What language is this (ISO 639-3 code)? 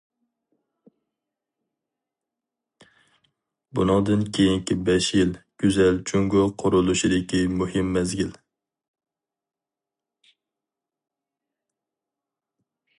uig